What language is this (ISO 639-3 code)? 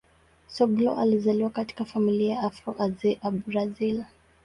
swa